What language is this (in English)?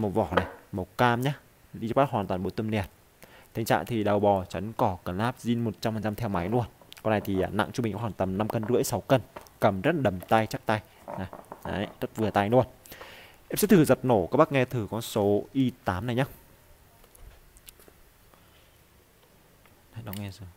Vietnamese